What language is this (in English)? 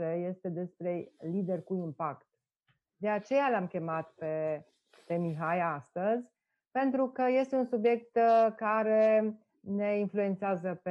Romanian